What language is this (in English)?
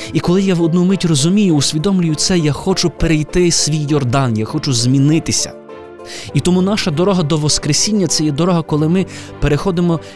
Ukrainian